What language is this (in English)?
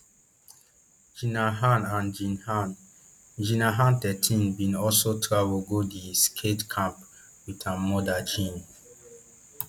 Nigerian Pidgin